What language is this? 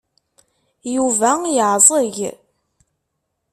Kabyle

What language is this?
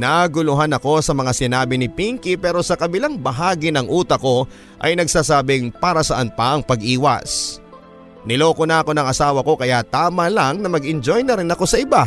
Filipino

